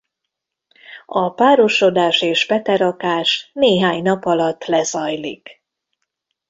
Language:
Hungarian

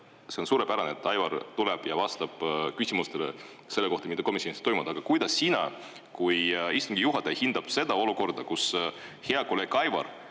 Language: Estonian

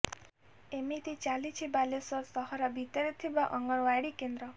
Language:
Odia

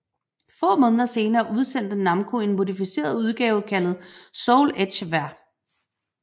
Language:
Danish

